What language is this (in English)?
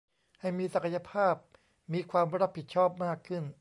Thai